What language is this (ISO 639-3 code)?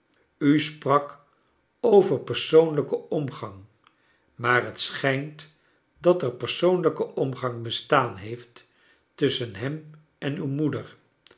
nld